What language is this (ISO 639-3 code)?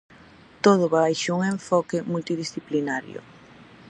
glg